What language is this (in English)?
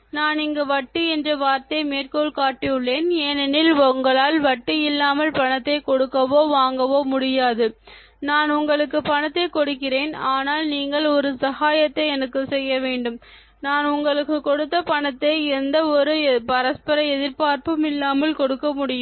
Tamil